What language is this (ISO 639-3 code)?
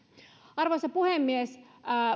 fin